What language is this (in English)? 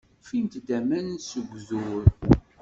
Kabyle